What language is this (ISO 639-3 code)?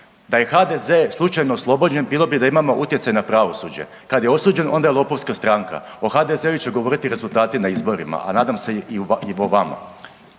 hrv